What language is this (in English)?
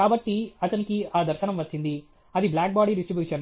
Telugu